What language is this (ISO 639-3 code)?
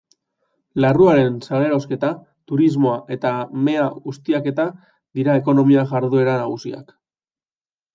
eus